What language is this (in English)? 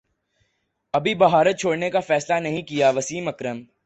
Urdu